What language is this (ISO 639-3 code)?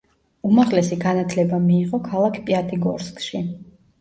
kat